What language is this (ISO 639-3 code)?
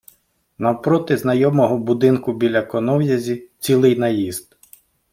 ukr